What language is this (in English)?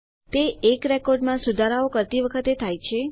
Gujarati